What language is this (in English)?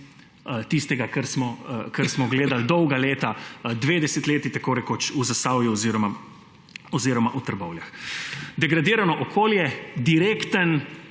Slovenian